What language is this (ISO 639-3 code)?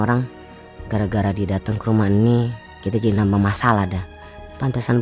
ind